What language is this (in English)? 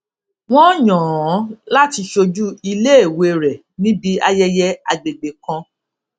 Yoruba